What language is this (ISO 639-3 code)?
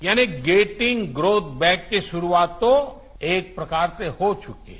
hin